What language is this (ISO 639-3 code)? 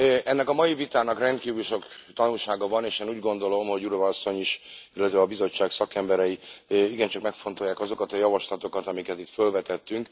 hun